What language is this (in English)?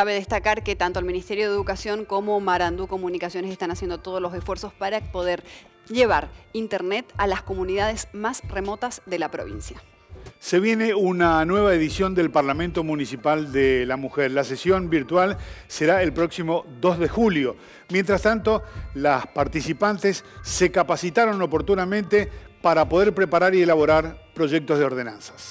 Spanish